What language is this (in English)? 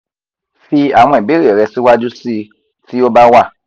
Yoruba